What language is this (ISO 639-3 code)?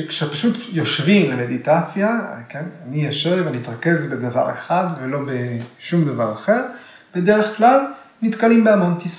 heb